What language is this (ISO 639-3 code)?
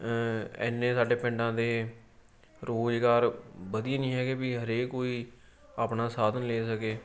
pan